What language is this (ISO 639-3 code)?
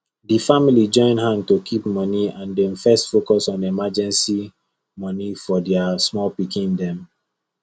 pcm